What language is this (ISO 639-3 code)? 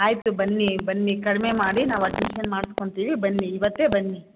kan